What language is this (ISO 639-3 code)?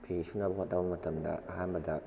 mni